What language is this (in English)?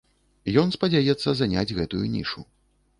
Belarusian